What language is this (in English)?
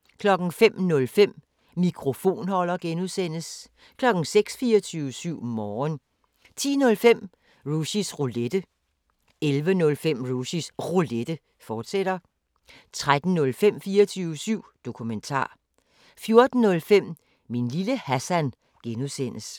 Danish